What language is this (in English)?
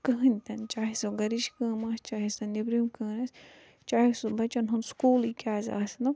Kashmiri